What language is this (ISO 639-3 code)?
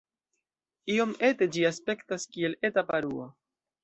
epo